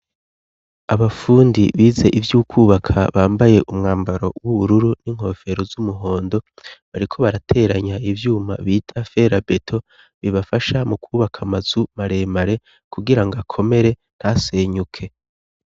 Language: Rundi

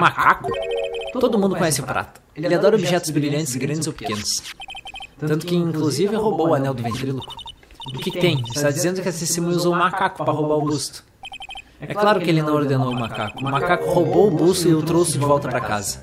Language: Portuguese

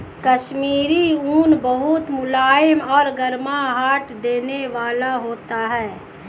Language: Hindi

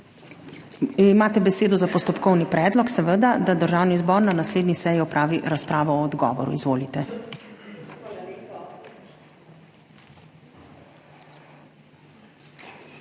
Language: Slovenian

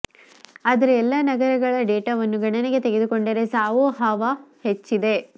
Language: Kannada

